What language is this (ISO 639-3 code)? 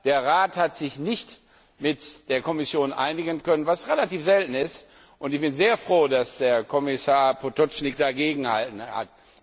deu